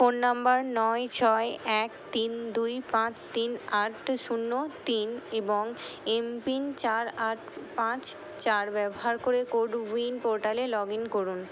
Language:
Bangla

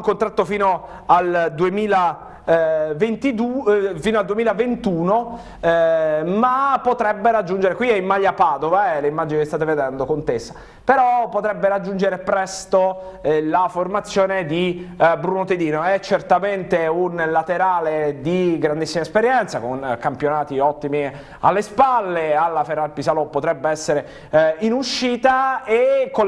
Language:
Italian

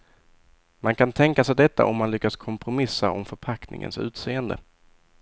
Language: Swedish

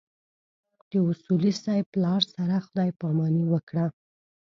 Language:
Pashto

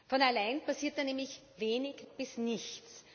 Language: German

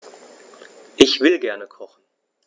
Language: German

